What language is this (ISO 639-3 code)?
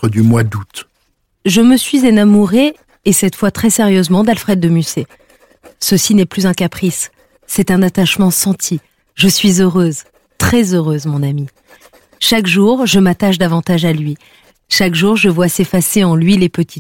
fra